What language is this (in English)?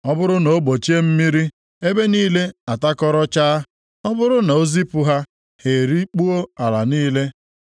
Igbo